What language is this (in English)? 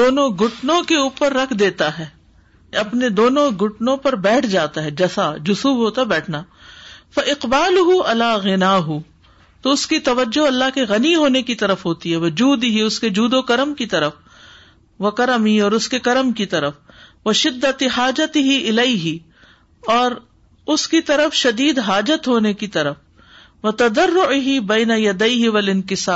Urdu